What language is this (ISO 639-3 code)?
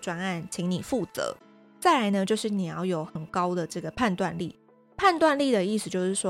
zho